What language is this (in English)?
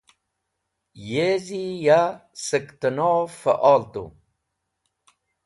Wakhi